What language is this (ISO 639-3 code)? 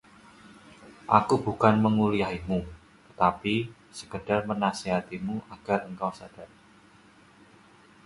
ind